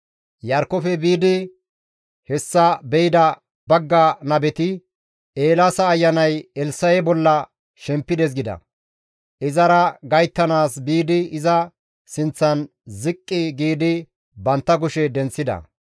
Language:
Gamo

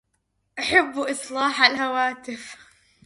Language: Arabic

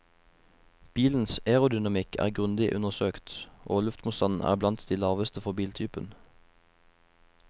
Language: Norwegian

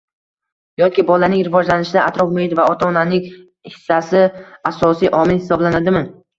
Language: Uzbek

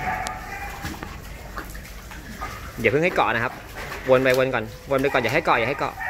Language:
Thai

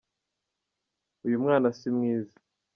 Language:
Kinyarwanda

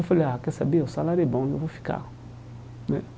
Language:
Portuguese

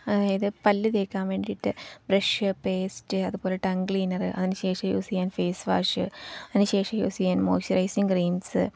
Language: Malayalam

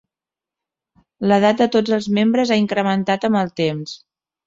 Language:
Catalan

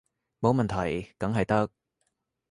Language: Cantonese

